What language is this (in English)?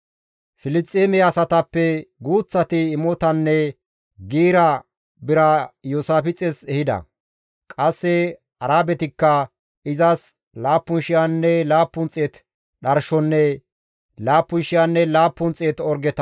Gamo